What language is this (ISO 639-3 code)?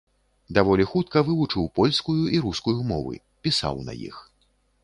bel